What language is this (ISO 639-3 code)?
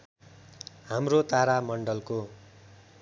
nep